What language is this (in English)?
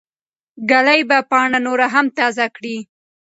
Pashto